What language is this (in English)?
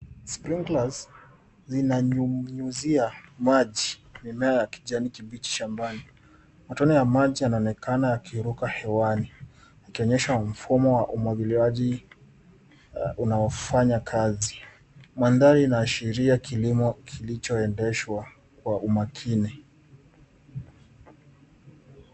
Swahili